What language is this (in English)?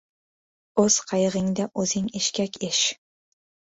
Uzbek